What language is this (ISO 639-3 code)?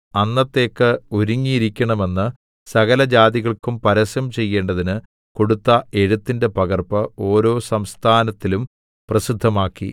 mal